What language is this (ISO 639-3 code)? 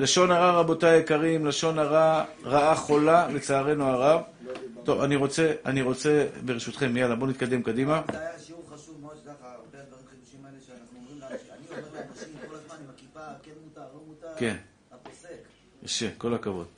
heb